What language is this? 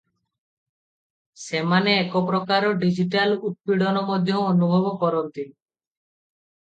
Odia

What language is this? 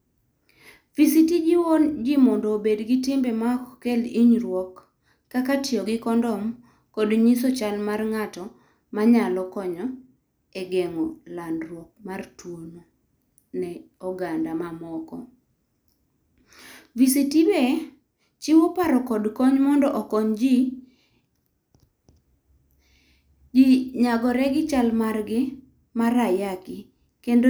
Luo (Kenya and Tanzania)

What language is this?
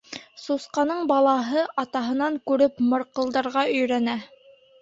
Bashkir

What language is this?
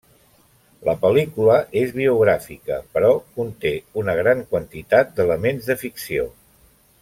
Catalan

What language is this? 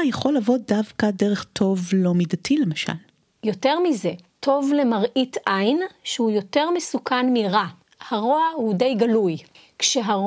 Hebrew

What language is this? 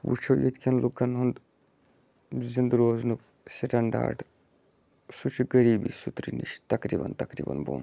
Kashmiri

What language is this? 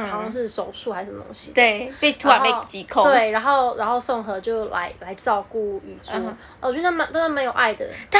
Chinese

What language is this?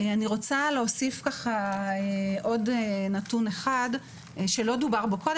Hebrew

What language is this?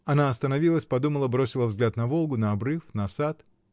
Russian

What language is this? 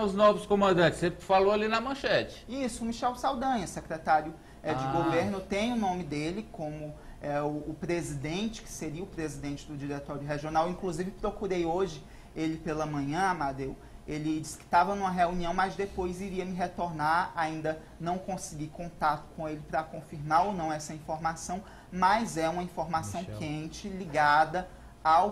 Portuguese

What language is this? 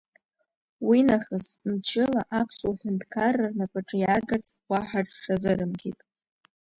Abkhazian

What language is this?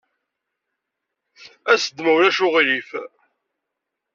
Kabyle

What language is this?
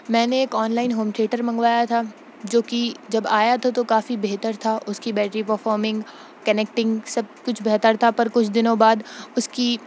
Urdu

